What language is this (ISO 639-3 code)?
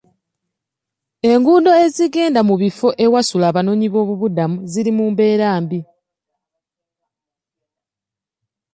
lug